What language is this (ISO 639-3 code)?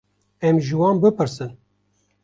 kur